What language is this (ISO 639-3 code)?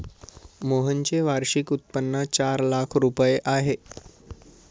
mar